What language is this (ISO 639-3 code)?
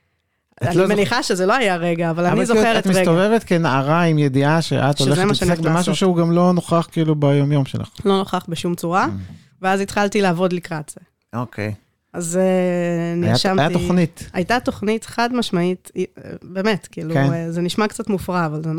heb